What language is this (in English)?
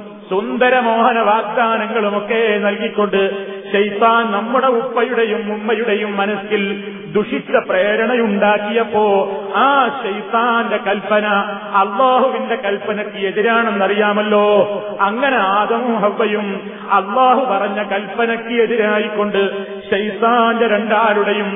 Malayalam